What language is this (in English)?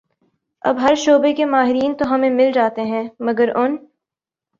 Urdu